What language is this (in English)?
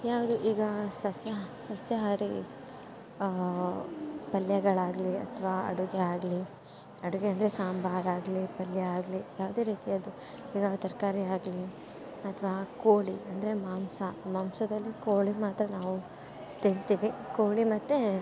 Kannada